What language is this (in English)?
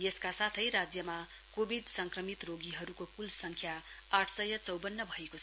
Nepali